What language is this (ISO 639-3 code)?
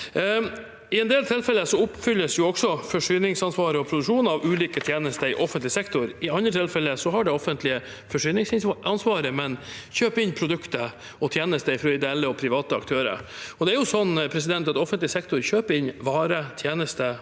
nor